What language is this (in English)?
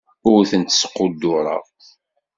Kabyle